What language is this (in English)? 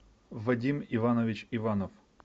Russian